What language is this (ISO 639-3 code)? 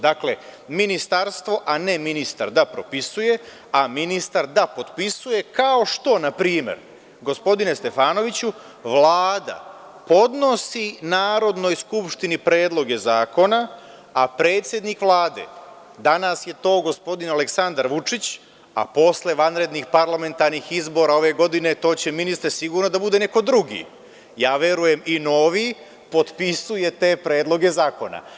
srp